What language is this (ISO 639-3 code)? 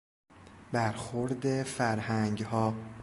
fas